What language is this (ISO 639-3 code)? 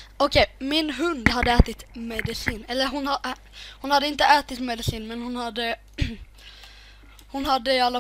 swe